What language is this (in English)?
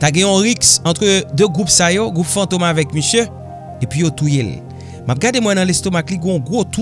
French